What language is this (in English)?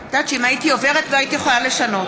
Hebrew